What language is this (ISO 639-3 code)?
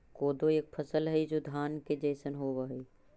mag